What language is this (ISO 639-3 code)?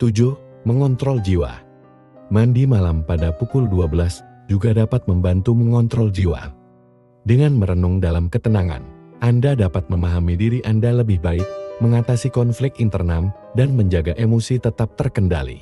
ind